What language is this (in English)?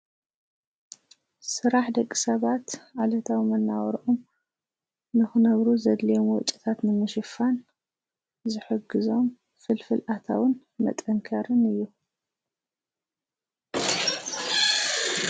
Tigrinya